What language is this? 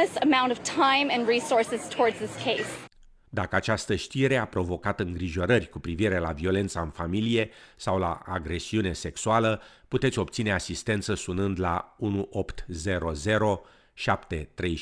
Romanian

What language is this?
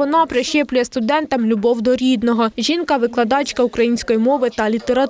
Ukrainian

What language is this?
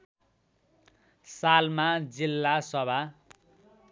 Nepali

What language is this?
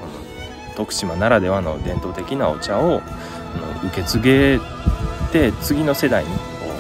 Japanese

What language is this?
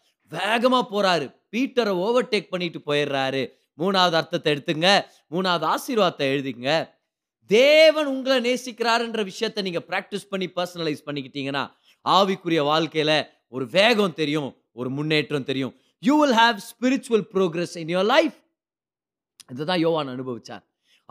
Tamil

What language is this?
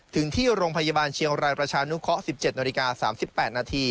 Thai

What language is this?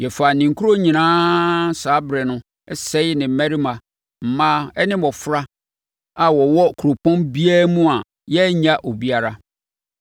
Akan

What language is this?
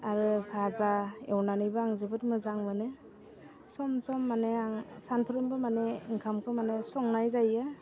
Bodo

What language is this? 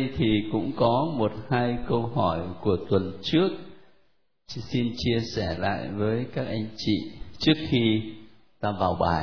Vietnamese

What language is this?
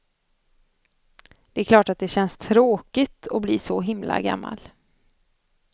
Swedish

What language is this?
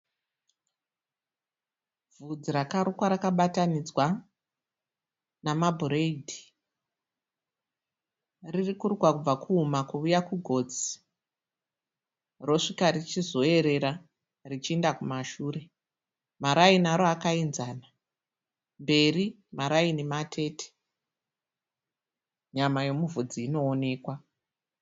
Shona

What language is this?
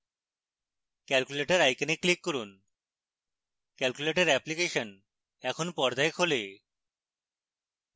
Bangla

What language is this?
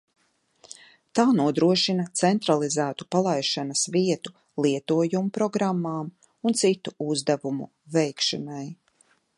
Latvian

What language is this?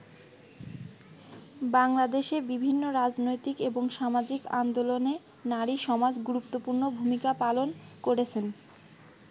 Bangla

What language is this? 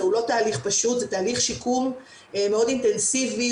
Hebrew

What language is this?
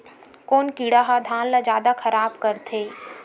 Chhattisgarhi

